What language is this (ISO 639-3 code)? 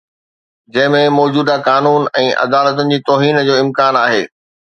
snd